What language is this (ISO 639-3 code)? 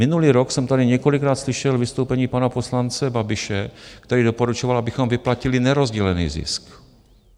ces